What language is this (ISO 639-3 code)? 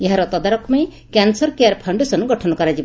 ori